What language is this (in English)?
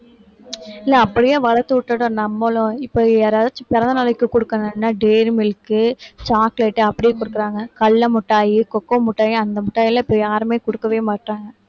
Tamil